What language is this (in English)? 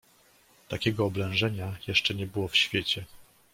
Polish